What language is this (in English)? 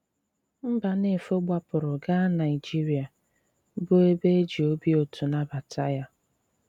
Igbo